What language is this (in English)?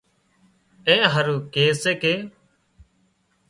Wadiyara Koli